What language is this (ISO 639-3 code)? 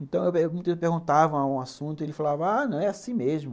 por